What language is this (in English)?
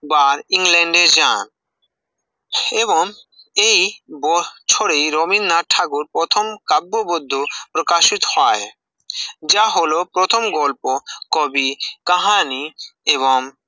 Bangla